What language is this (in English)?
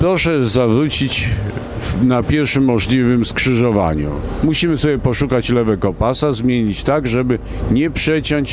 Polish